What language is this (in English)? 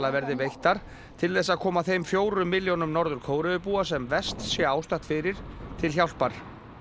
Icelandic